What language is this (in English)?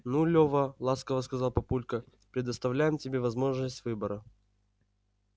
Russian